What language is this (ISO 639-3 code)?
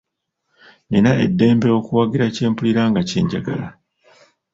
lug